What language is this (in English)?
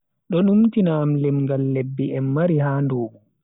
Bagirmi Fulfulde